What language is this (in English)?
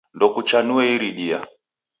Taita